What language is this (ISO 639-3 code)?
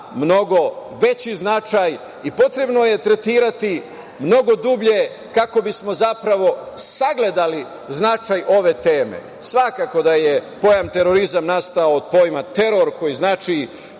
srp